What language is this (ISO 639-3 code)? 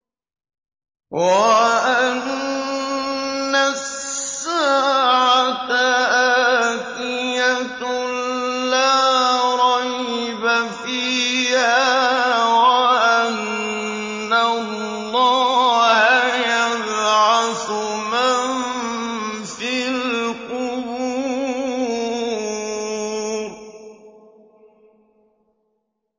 ara